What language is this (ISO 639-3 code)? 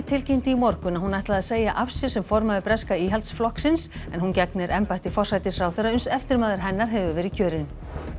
isl